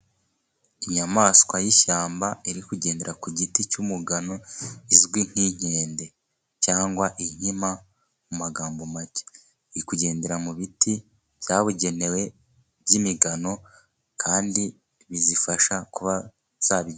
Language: Kinyarwanda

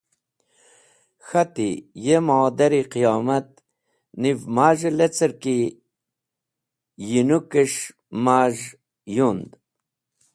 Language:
Wakhi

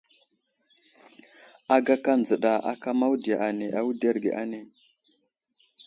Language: Wuzlam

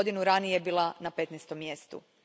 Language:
Croatian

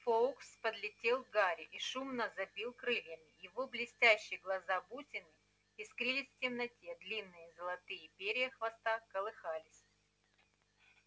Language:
Russian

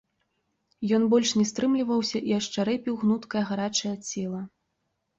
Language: Belarusian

